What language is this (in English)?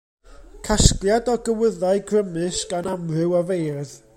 Welsh